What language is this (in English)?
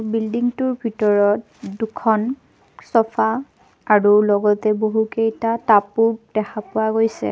Assamese